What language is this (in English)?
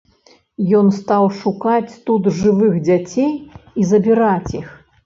Belarusian